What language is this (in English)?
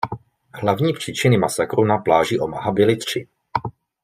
Czech